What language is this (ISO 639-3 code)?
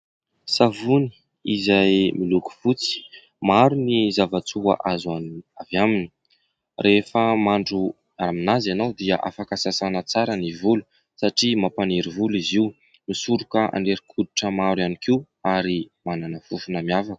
mlg